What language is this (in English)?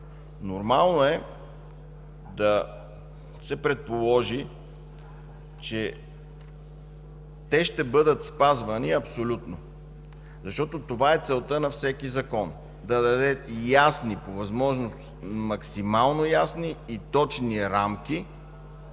Bulgarian